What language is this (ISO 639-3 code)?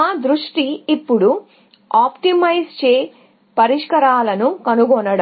tel